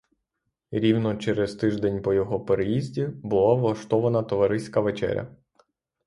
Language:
Ukrainian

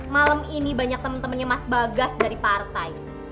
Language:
Indonesian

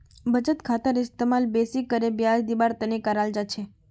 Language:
Magahi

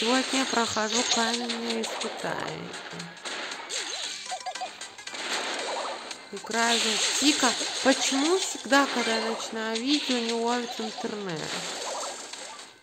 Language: Russian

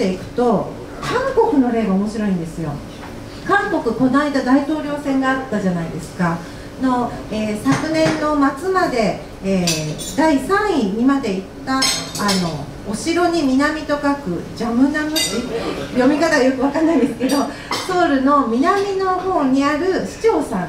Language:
Japanese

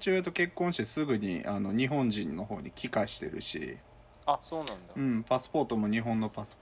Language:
Japanese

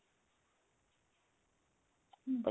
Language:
Punjabi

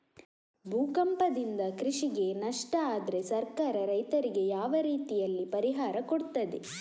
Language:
Kannada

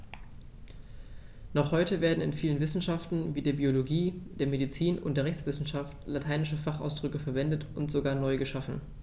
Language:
German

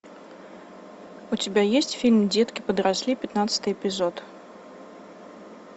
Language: Russian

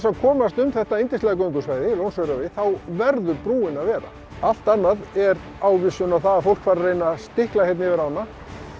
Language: Icelandic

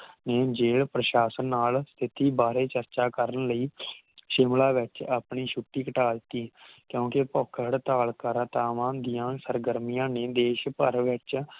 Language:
Punjabi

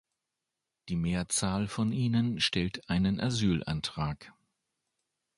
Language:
German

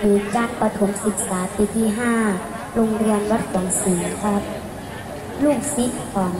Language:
Thai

